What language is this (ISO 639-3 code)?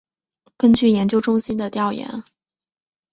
zho